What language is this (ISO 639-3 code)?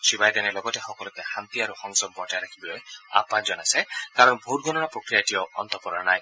asm